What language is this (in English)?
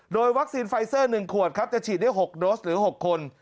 Thai